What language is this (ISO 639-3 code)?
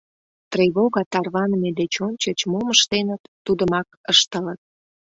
chm